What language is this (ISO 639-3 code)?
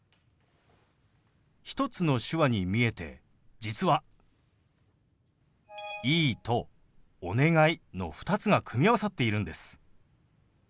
jpn